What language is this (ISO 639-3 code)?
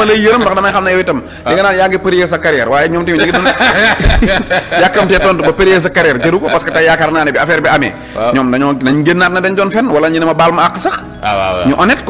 ind